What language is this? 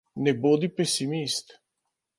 Slovenian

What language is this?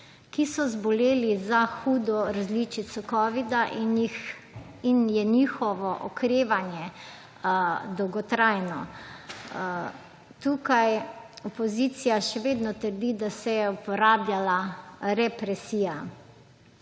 Slovenian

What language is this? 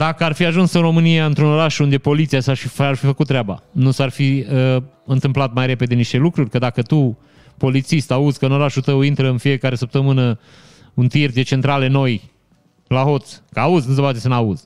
Romanian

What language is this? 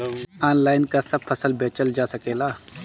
Bhojpuri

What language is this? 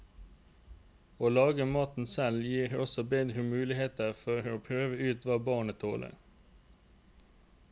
Norwegian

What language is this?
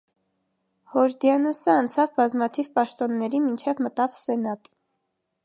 Armenian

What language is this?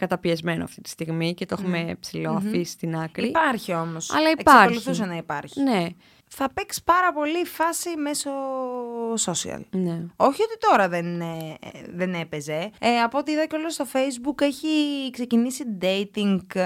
Greek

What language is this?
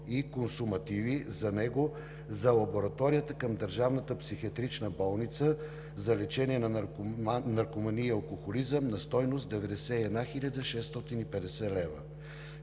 Bulgarian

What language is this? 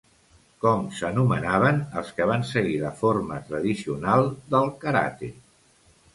Catalan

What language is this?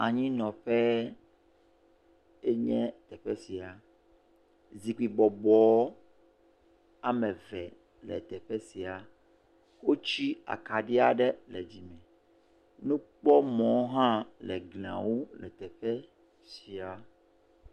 Ewe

